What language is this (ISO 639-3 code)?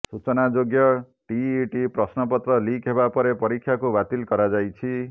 ori